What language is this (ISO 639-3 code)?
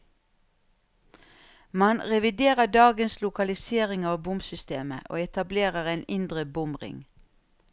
nor